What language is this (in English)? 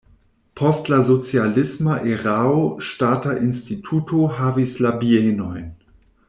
Esperanto